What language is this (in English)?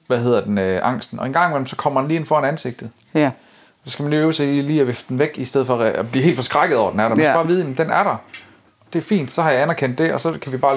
Danish